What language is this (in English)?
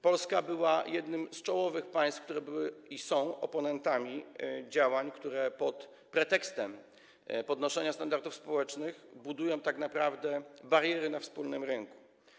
Polish